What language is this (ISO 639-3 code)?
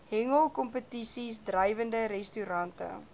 afr